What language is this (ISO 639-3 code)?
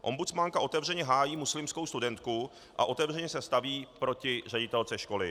ces